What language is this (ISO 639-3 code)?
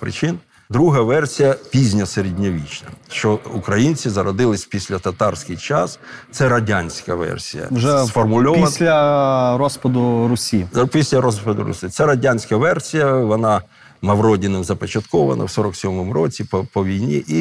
ukr